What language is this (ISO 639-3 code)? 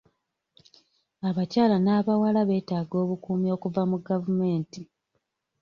lug